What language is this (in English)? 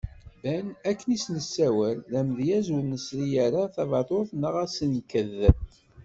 Kabyle